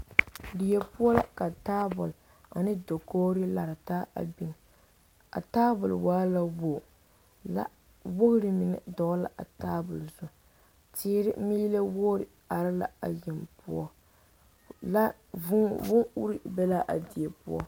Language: Southern Dagaare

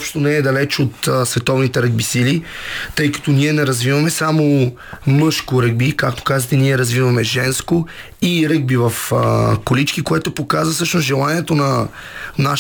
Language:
Bulgarian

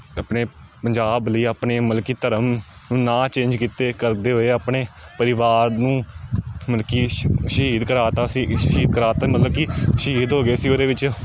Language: Punjabi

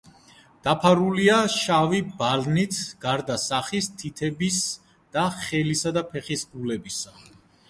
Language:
Georgian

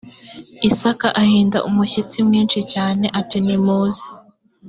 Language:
Kinyarwanda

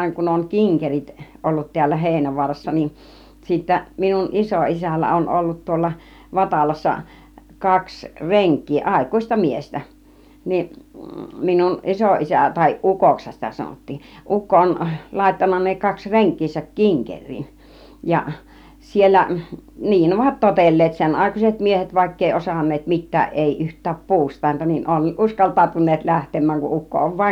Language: Finnish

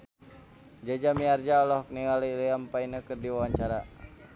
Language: Sundanese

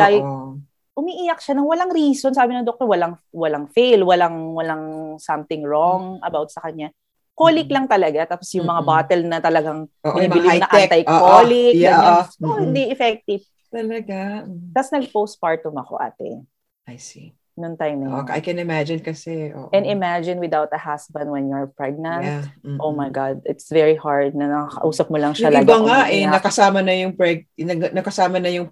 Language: Filipino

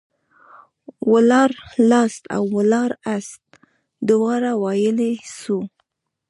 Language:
Pashto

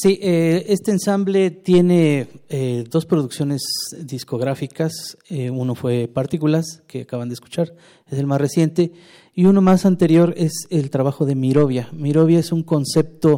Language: Spanish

